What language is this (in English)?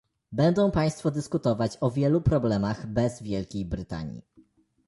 Polish